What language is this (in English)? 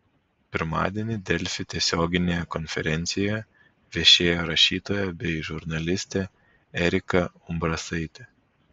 Lithuanian